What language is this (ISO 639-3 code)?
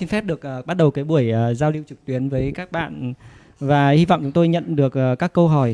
vie